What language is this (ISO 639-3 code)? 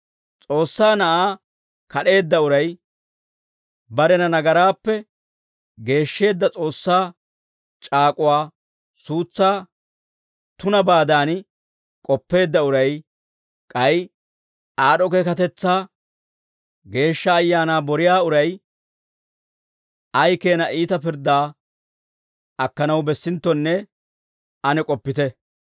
dwr